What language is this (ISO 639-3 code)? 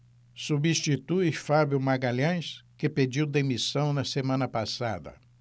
por